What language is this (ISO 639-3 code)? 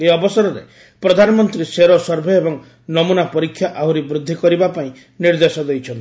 ori